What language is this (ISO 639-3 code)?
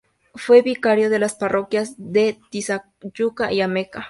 spa